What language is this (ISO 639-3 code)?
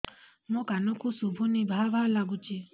ori